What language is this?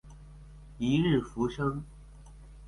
Chinese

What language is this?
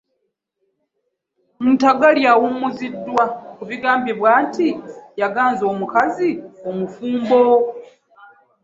Ganda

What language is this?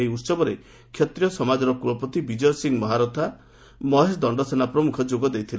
Odia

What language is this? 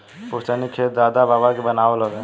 Bhojpuri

